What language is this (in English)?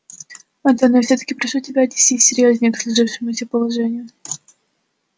Russian